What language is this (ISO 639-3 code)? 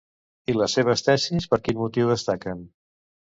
cat